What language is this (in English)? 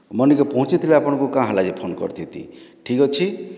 Odia